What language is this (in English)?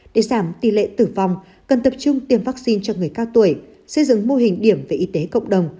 Vietnamese